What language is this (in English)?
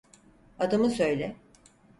Turkish